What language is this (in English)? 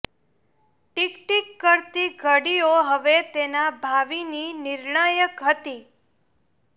Gujarati